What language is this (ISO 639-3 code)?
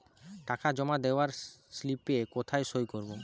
ben